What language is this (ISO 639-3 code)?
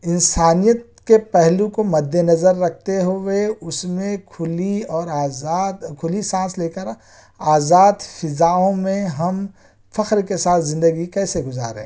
urd